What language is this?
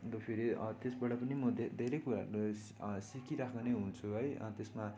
Nepali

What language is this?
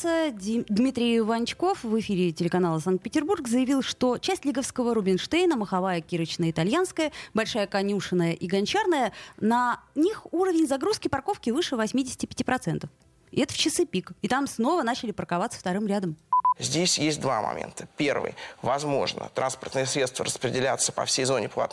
Russian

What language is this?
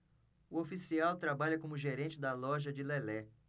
Portuguese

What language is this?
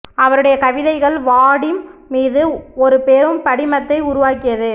Tamil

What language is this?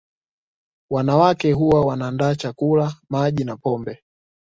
Swahili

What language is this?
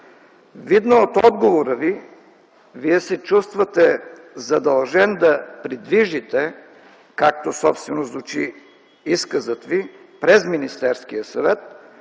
Bulgarian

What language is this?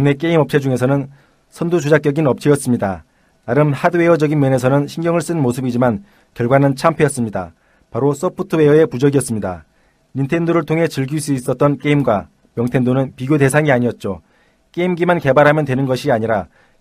Korean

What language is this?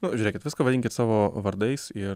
Lithuanian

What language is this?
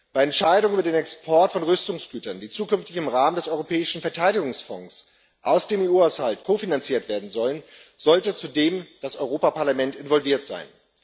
German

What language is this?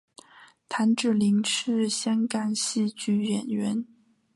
Chinese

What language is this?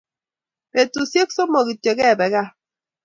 Kalenjin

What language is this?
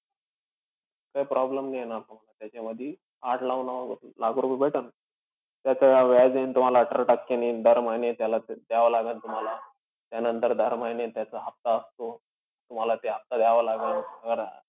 Marathi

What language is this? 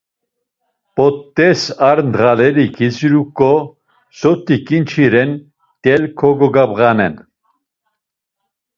Laz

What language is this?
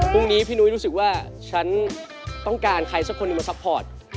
Thai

